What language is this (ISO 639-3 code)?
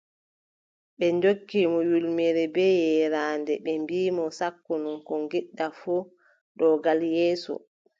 fub